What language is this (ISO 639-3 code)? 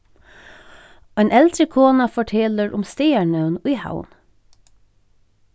fao